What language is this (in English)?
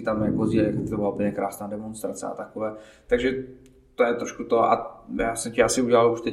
Czech